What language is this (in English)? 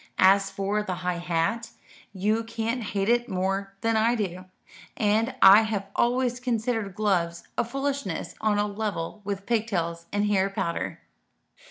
English